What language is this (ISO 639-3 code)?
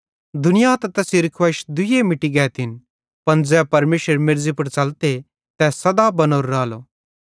bhd